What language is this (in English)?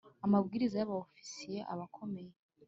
Kinyarwanda